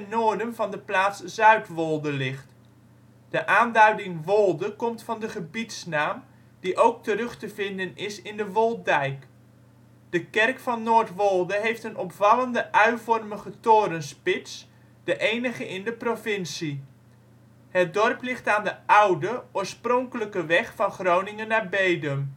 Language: Dutch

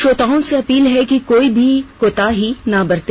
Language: Hindi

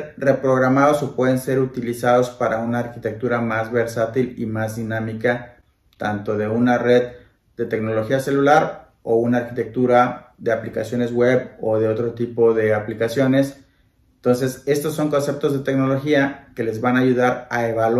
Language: Spanish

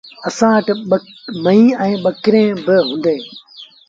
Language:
Sindhi Bhil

